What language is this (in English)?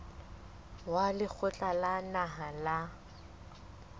Southern Sotho